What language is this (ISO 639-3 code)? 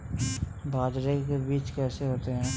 hin